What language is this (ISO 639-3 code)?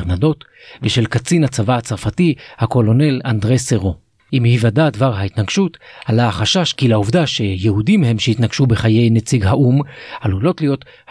heb